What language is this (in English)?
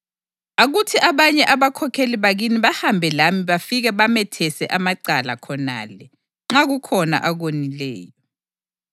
North Ndebele